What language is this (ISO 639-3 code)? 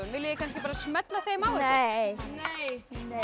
isl